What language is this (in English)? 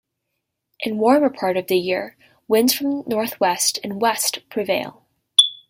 English